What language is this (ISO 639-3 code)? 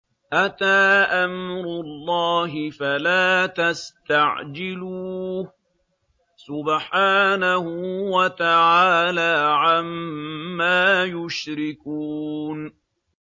ara